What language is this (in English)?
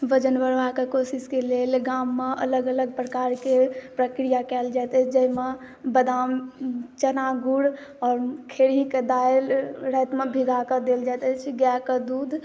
Maithili